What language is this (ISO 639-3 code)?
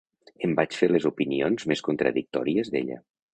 cat